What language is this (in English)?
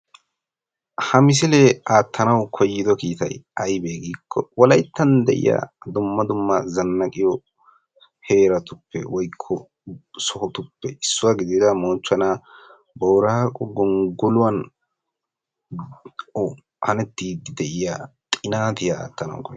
Wolaytta